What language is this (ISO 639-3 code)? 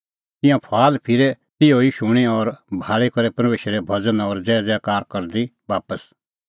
kfx